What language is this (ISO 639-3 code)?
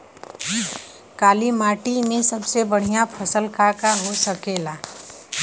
bho